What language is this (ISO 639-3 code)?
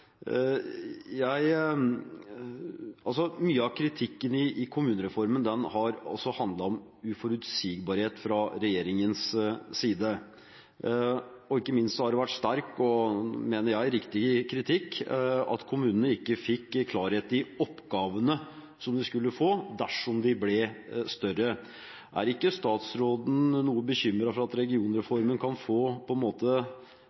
nob